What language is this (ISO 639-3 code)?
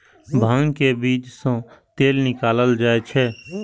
mai